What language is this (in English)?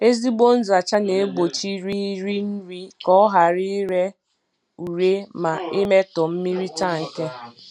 Igbo